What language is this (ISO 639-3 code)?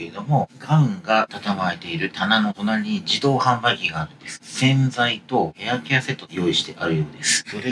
jpn